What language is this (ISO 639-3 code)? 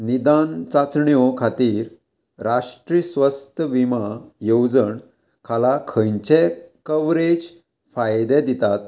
kok